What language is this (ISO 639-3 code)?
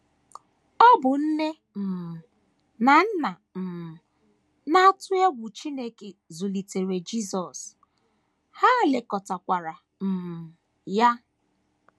ibo